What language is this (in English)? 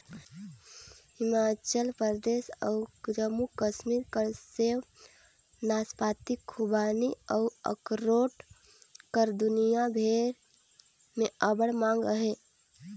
Chhattisgarhi